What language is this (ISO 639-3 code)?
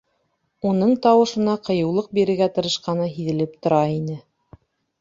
bak